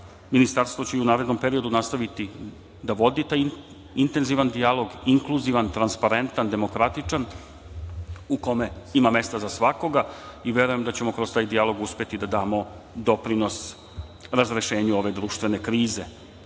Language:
Serbian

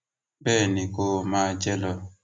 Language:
Yoruba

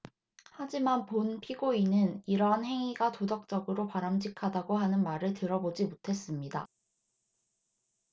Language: Korean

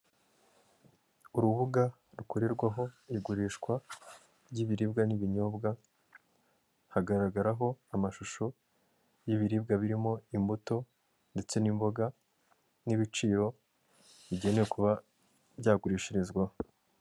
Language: Kinyarwanda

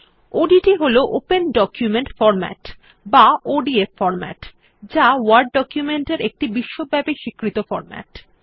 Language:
Bangla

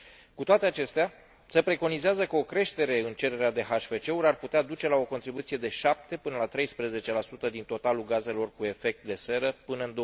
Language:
Romanian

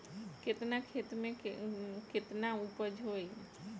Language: Bhojpuri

